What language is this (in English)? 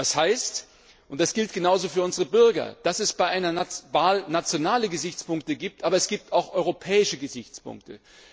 German